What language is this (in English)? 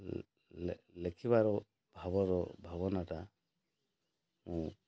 Odia